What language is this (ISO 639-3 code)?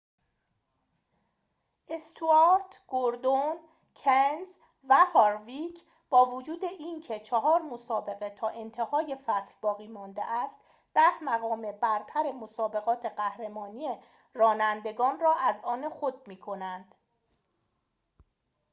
fas